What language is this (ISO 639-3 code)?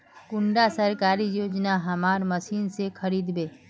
mag